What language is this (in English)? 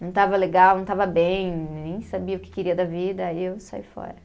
Portuguese